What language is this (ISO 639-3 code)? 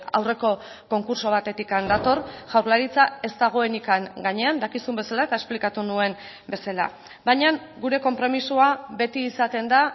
eus